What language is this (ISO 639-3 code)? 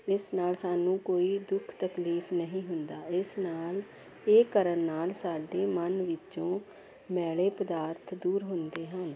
pan